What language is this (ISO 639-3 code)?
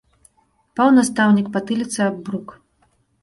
bel